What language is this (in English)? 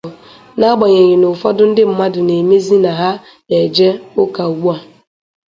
Igbo